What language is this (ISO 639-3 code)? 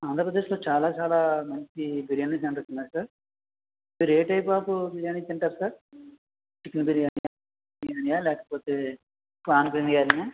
tel